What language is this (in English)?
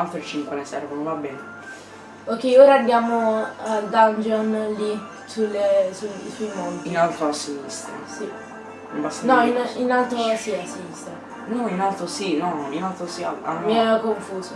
Italian